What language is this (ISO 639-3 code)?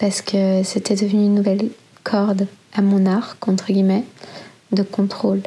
fra